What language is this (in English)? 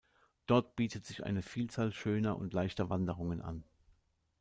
German